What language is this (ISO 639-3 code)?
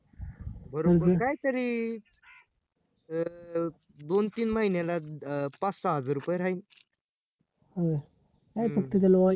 mar